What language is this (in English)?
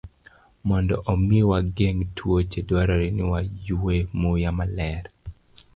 Luo (Kenya and Tanzania)